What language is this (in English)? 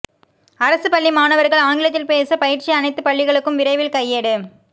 Tamil